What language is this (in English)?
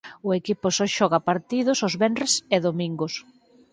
Galician